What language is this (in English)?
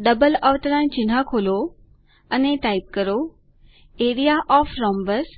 Gujarati